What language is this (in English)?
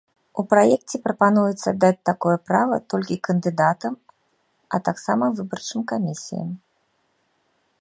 Belarusian